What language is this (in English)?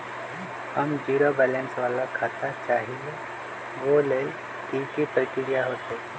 Magahi